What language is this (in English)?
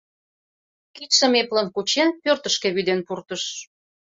Mari